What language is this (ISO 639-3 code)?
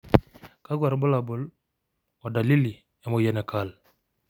mas